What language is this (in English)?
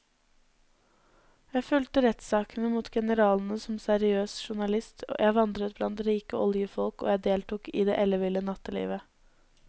Norwegian